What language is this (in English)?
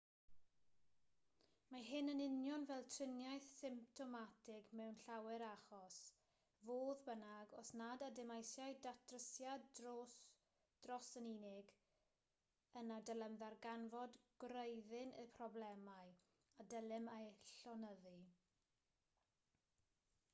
Welsh